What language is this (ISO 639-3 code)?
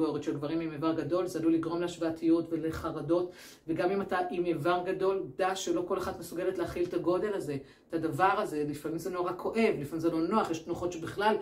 heb